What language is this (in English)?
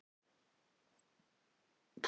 Icelandic